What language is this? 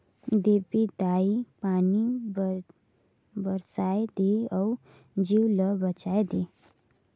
Chhattisgarhi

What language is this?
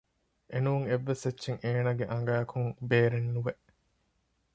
Divehi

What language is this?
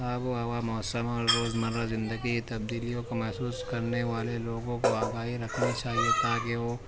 Urdu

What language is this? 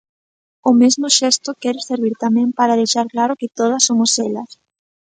Galician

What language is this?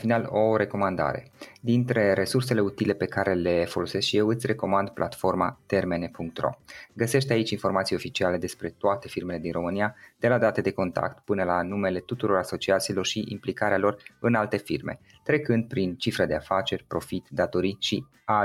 Romanian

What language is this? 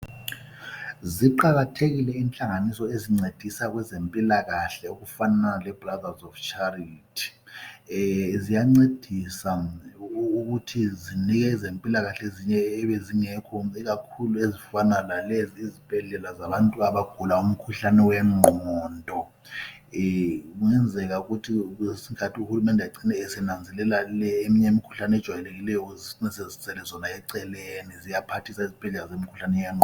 North Ndebele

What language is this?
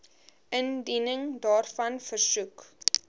Afrikaans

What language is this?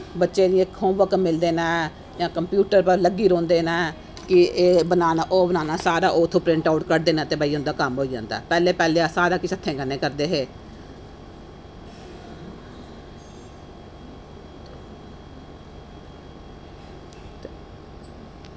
Dogri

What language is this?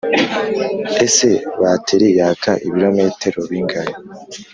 Kinyarwanda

